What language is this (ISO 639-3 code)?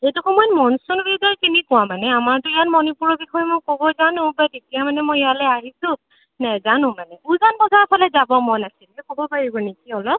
asm